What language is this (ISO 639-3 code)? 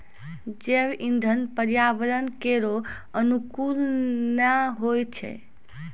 mai